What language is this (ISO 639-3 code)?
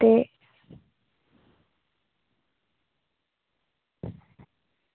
doi